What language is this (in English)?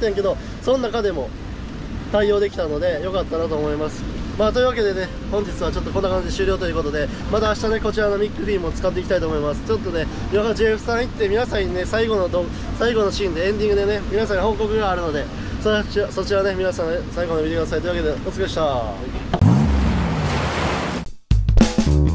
Japanese